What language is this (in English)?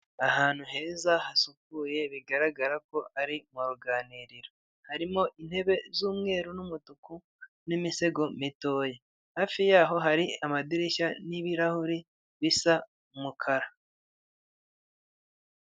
Kinyarwanda